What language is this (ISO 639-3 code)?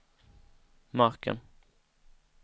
swe